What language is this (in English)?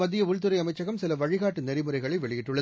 Tamil